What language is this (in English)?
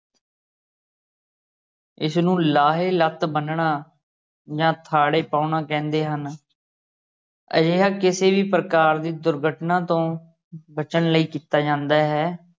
Punjabi